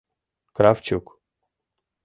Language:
Mari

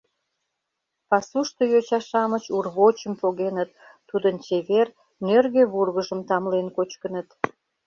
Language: Mari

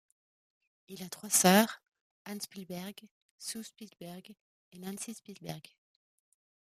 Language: French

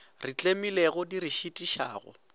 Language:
Northern Sotho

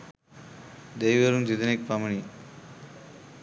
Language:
Sinhala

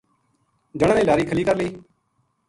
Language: Gujari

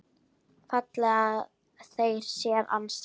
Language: Icelandic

